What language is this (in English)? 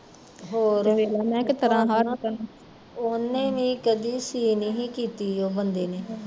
Punjabi